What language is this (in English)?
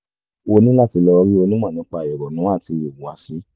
Yoruba